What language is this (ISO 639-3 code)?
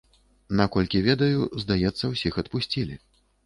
bel